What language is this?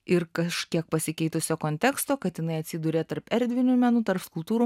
Lithuanian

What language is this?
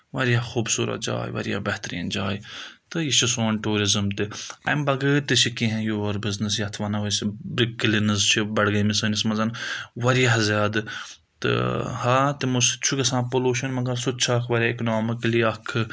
Kashmiri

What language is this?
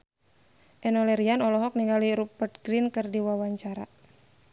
Sundanese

